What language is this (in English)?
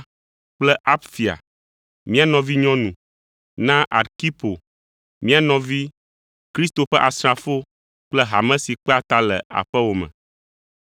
Ewe